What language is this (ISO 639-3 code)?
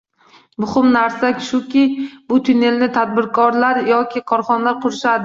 uzb